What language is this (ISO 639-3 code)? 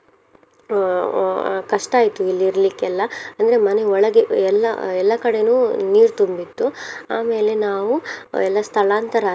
kan